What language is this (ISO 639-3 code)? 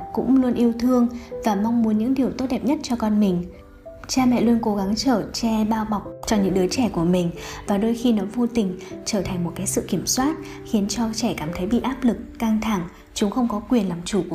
vie